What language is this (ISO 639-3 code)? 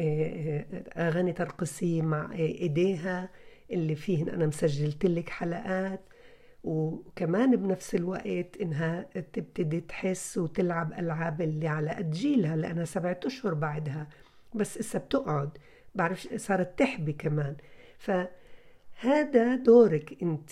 ara